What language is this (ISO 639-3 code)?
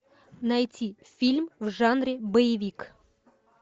rus